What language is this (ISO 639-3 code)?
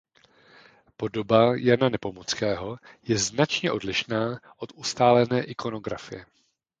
ces